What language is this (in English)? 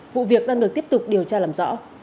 Vietnamese